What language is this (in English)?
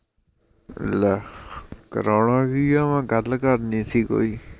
Punjabi